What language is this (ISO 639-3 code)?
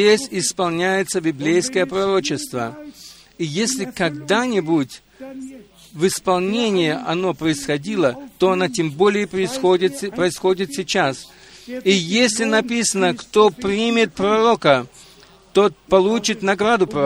rus